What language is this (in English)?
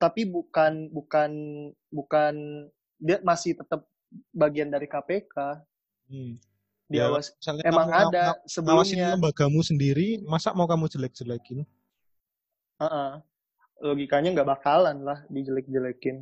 Indonesian